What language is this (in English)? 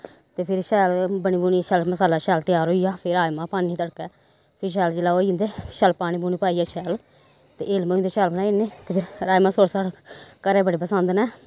Dogri